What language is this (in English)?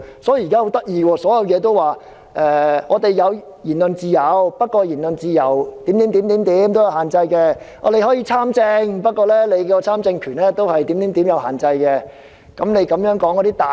Cantonese